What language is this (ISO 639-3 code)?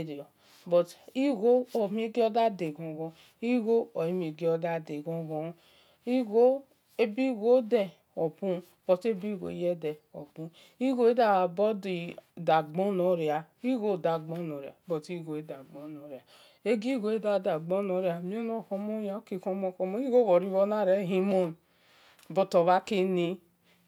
ish